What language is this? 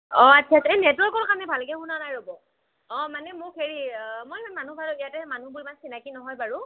Assamese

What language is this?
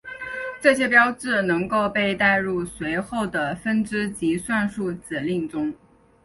Chinese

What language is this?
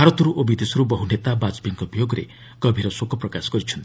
Odia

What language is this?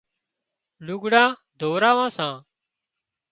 Wadiyara Koli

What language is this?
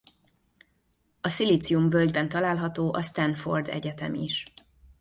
Hungarian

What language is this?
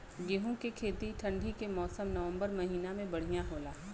Bhojpuri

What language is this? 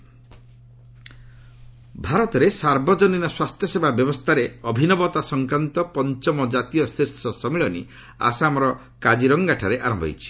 Odia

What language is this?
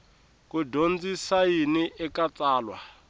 Tsonga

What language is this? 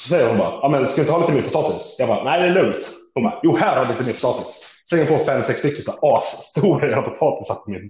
Swedish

